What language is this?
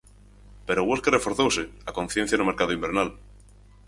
Galician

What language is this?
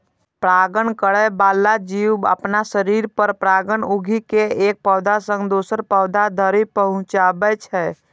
Maithili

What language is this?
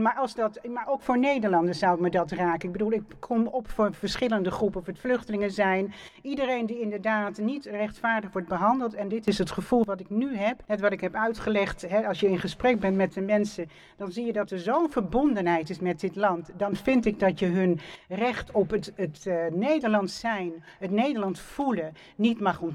Dutch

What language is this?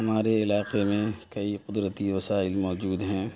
Urdu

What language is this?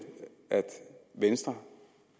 Danish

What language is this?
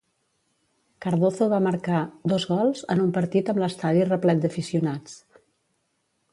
Catalan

